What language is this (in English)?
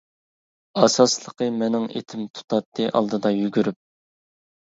Uyghur